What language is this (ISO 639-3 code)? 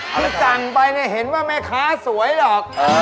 tha